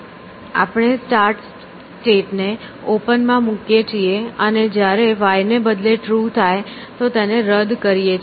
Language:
Gujarati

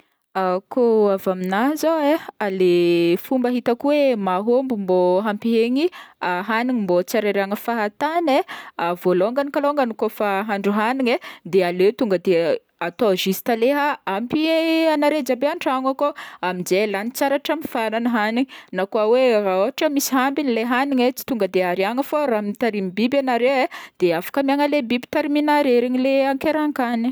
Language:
Northern Betsimisaraka Malagasy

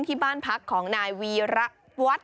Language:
Thai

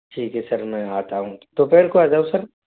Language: Hindi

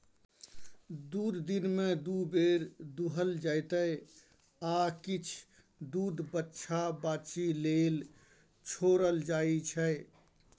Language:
Maithili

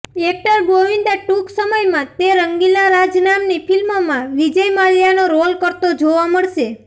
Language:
Gujarati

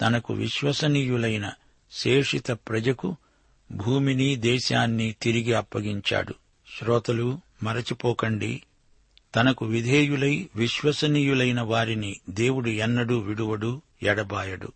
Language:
Telugu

